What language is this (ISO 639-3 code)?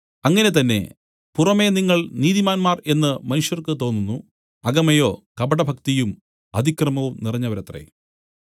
mal